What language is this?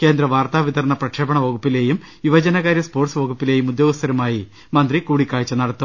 Malayalam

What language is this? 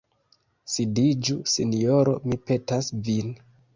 Esperanto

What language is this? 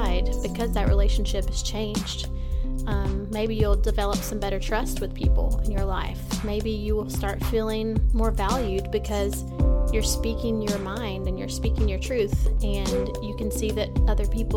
English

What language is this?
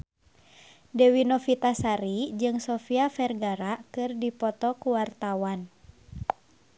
Sundanese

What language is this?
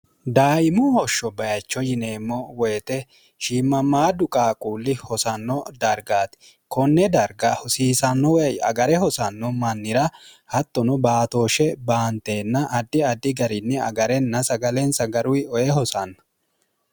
Sidamo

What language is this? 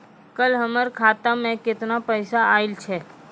Maithili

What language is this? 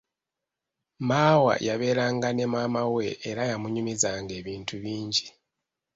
Ganda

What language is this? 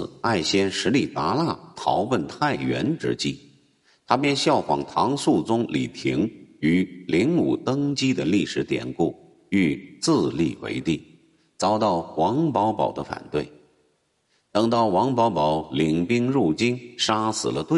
Chinese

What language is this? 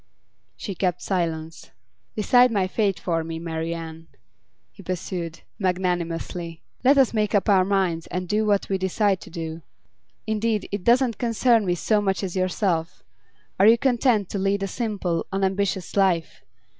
English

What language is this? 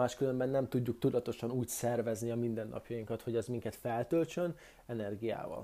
Hungarian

